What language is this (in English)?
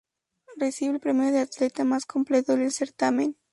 Spanish